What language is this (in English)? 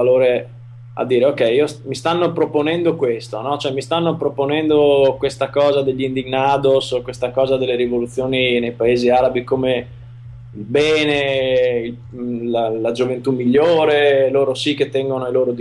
Italian